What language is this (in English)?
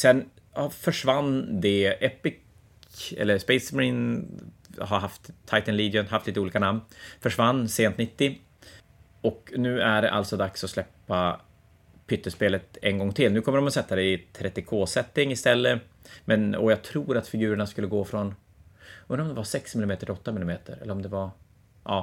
Swedish